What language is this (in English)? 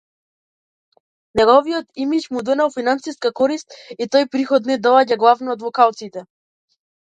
Macedonian